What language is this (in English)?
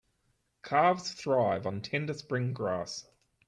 English